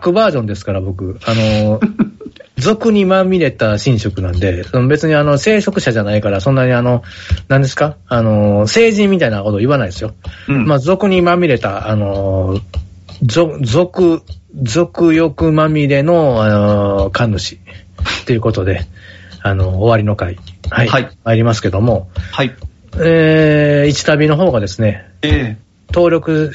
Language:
Japanese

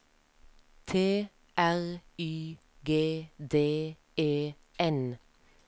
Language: Norwegian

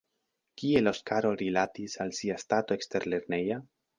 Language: Esperanto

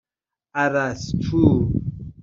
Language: Persian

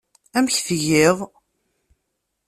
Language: Kabyle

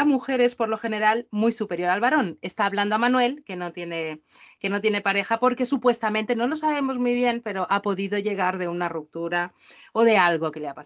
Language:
Spanish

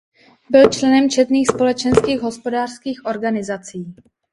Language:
Czech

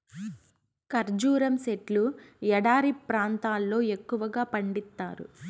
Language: Telugu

